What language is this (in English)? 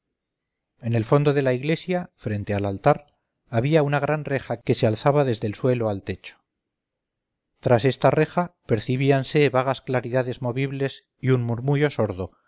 Spanish